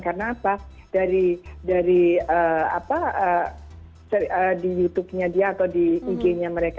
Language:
Indonesian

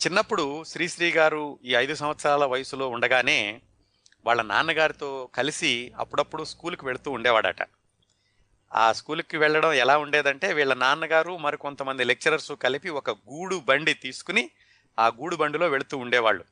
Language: Telugu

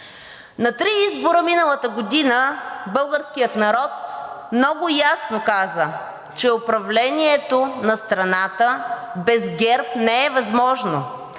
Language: Bulgarian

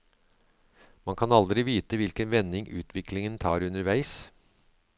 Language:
Norwegian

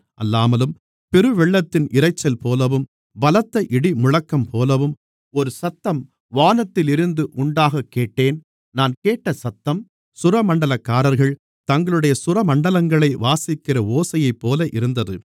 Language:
Tamil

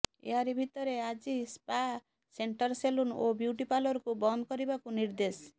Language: Odia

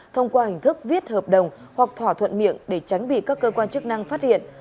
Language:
Vietnamese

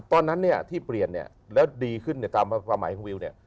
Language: Thai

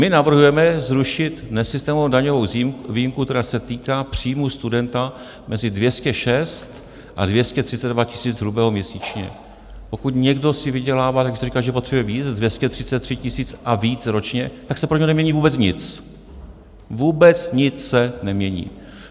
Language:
Czech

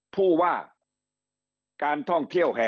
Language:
Thai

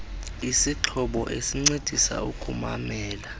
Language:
Xhosa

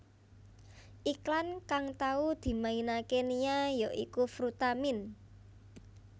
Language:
Javanese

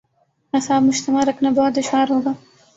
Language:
Urdu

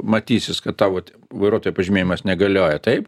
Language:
Lithuanian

